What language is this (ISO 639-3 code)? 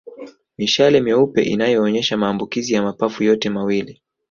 swa